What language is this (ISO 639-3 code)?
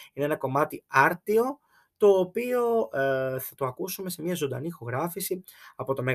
ell